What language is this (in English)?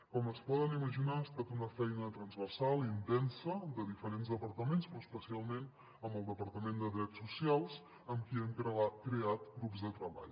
Catalan